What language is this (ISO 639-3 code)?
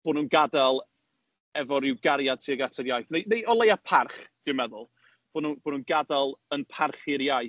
cym